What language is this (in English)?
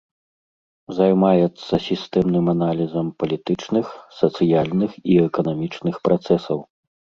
Belarusian